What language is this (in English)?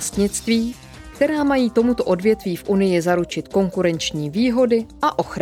Czech